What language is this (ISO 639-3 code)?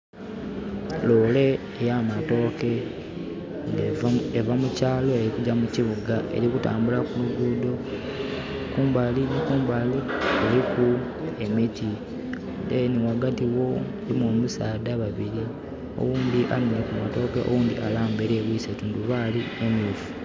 xog